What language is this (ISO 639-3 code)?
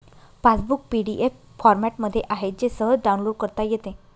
mar